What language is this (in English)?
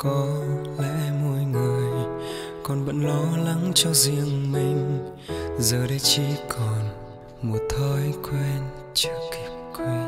Vietnamese